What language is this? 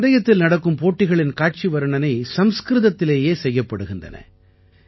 Tamil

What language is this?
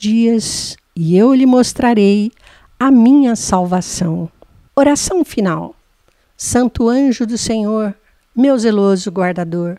Portuguese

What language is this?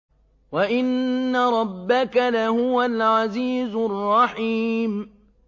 Arabic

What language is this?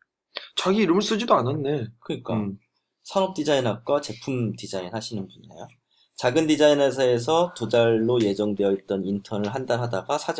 Korean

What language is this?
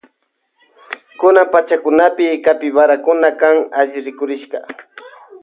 Loja Highland Quichua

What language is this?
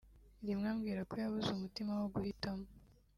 Kinyarwanda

